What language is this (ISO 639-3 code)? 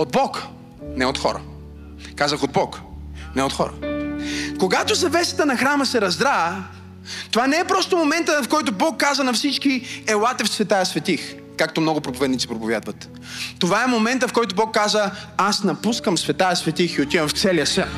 bul